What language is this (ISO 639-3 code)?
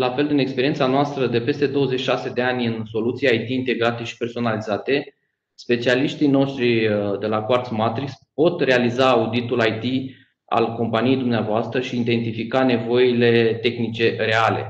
ron